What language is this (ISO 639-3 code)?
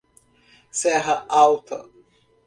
por